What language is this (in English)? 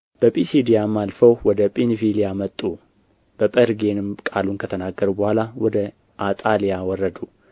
Amharic